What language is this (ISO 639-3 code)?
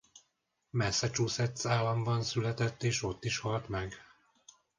hun